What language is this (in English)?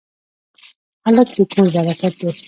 Pashto